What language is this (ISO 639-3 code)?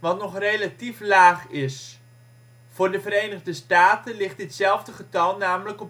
nld